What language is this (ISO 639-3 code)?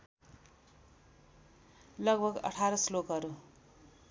nep